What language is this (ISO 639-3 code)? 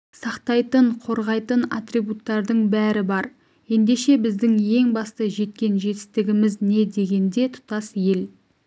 kaz